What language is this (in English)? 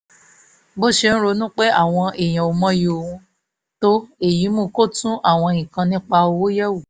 Yoruba